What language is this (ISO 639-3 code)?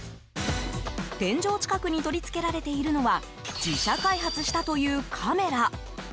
jpn